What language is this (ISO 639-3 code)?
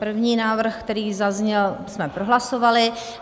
ces